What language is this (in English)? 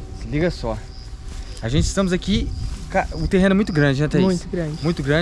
Portuguese